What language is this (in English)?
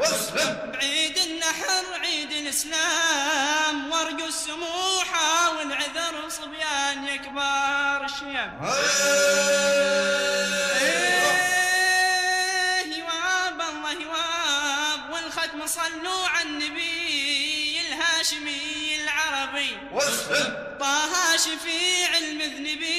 Arabic